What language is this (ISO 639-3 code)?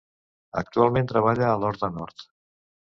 cat